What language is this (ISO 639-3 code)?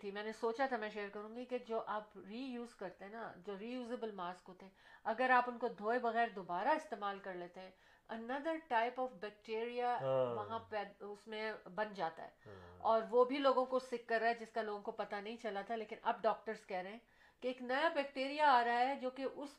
urd